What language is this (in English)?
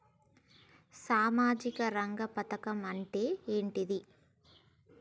Telugu